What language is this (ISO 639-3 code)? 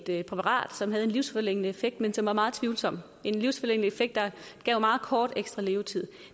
dan